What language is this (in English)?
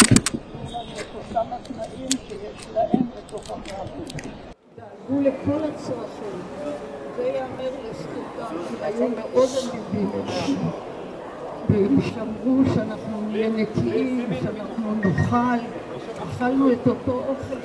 Hebrew